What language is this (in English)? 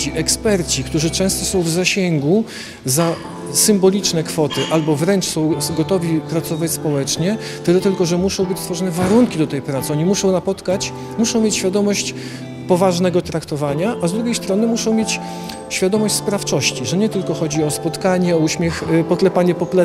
Polish